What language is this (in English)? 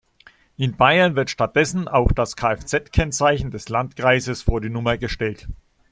German